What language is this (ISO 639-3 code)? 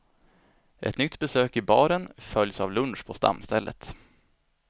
swe